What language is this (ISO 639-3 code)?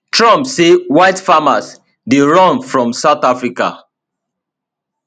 pcm